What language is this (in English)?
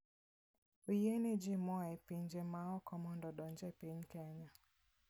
Luo (Kenya and Tanzania)